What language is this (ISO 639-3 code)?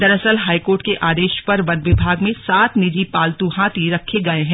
hin